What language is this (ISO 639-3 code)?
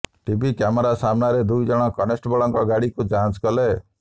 ori